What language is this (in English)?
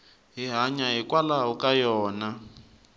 Tsonga